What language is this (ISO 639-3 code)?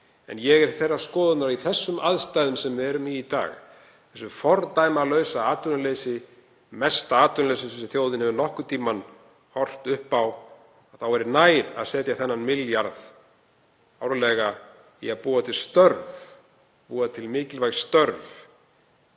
isl